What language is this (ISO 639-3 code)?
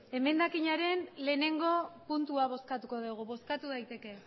eus